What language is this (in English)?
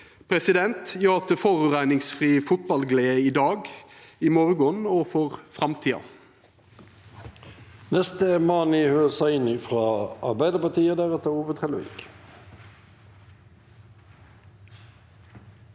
Norwegian